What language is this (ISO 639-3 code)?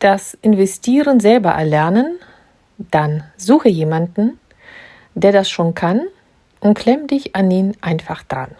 deu